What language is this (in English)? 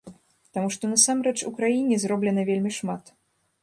Belarusian